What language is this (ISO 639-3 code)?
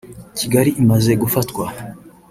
kin